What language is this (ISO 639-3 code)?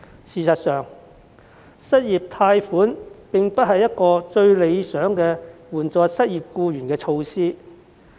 yue